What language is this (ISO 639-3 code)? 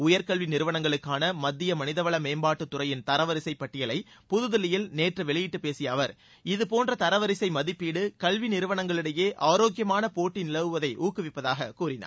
tam